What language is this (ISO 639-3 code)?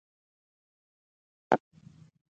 pus